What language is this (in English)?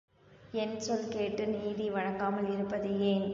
Tamil